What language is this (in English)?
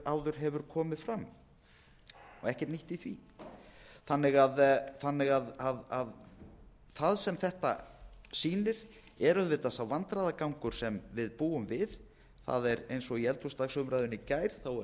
Icelandic